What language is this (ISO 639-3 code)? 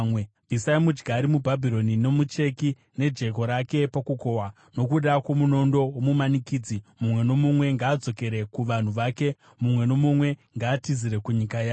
sna